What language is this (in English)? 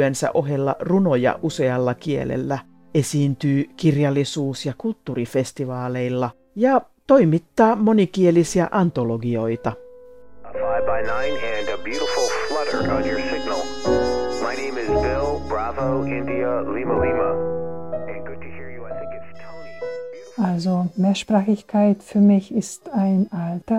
Finnish